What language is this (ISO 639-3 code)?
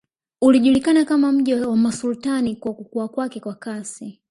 swa